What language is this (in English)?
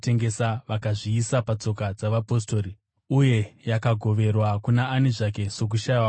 Shona